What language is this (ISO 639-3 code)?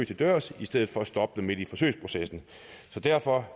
dan